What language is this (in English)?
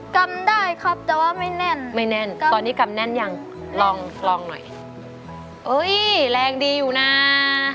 Thai